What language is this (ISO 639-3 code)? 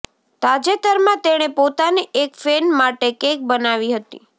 guj